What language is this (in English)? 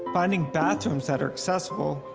English